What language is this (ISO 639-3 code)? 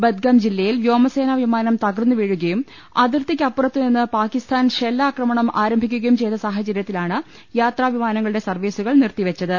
mal